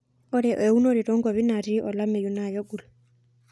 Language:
Masai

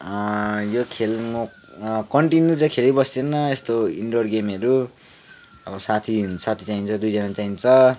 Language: Nepali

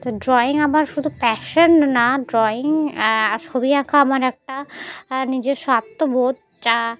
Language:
Bangla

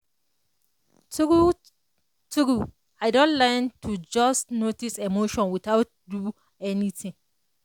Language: Nigerian Pidgin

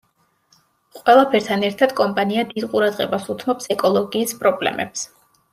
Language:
Georgian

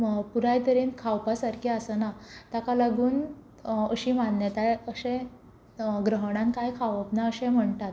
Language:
Konkani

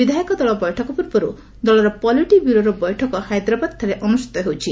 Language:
Odia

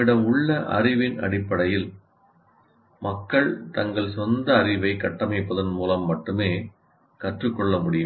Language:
Tamil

